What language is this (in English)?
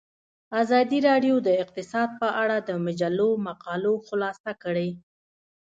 Pashto